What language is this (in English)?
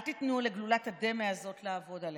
Hebrew